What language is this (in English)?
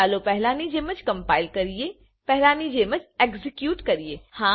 Gujarati